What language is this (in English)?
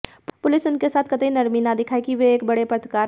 Hindi